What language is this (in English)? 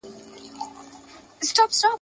Pashto